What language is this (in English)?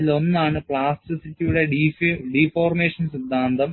Malayalam